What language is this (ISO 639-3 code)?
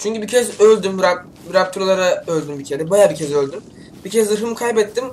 tur